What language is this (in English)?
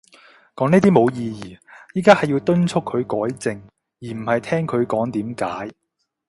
Cantonese